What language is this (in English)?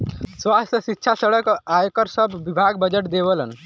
Bhojpuri